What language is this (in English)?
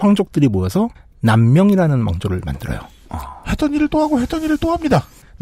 Korean